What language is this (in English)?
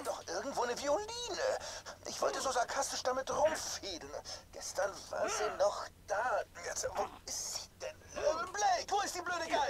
German